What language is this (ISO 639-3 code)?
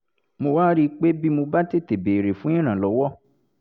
yor